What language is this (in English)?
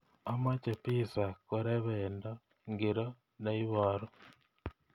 Kalenjin